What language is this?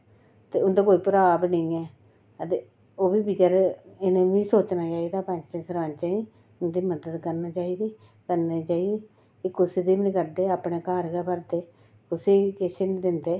Dogri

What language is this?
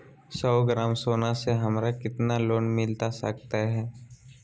Magahi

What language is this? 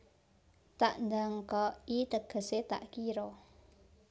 Javanese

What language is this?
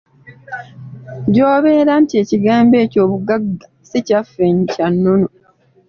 Ganda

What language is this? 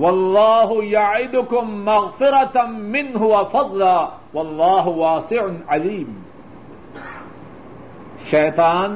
Urdu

